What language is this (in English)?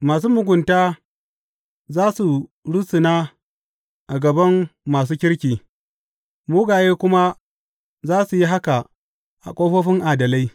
Hausa